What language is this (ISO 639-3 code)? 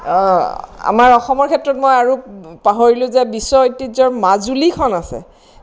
asm